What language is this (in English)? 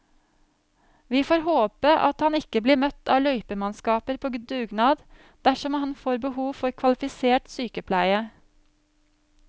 Norwegian